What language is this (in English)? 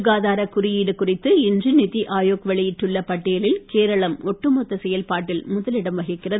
Tamil